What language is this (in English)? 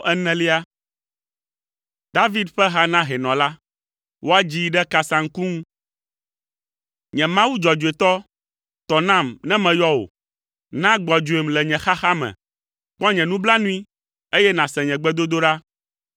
Ewe